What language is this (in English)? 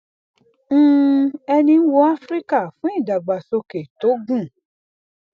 Yoruba